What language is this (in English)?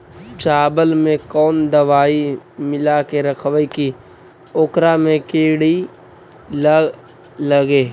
Magahi